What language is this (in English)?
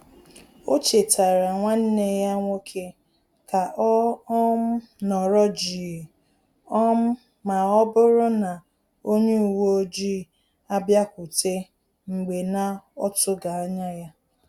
Igbo